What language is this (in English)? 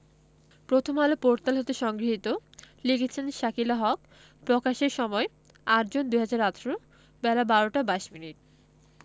Bangla